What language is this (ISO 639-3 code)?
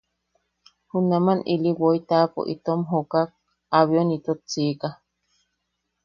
yaq